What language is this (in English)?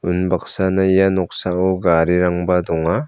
Garo